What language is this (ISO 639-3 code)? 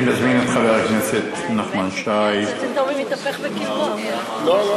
heb